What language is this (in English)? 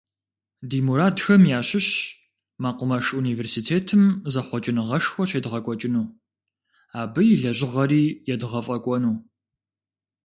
Kabardian